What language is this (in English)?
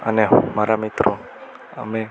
Gujarati